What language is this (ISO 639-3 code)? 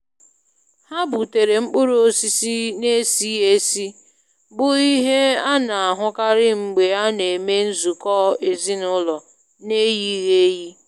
ibo